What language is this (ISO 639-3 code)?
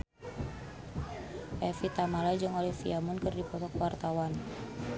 sun